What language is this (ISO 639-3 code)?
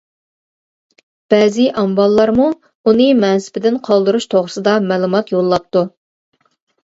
uig